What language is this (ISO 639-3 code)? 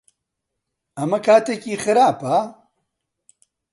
ckb